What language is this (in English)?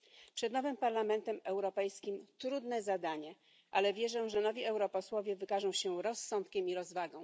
Polish